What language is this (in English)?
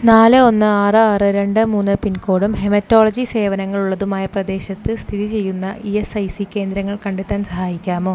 Malayalam